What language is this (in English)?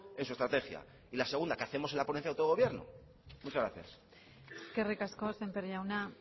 Spanish